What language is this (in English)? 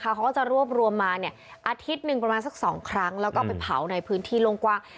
Thai